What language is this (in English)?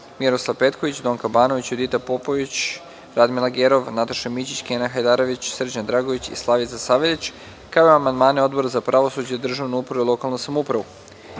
Serbian